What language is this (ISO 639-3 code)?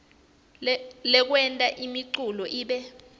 ssw